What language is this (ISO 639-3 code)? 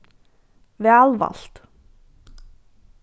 fao